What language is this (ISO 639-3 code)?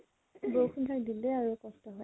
asm